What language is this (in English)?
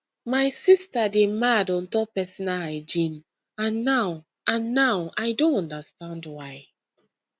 Nigerian Pidgin